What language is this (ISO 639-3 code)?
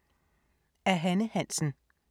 dan